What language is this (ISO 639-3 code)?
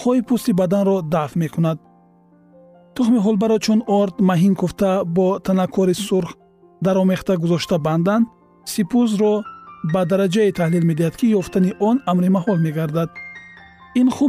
fas